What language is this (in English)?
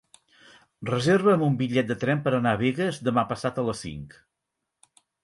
Catalan